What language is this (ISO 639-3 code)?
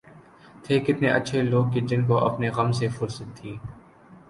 urd